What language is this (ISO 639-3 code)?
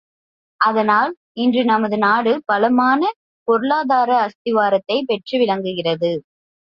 tam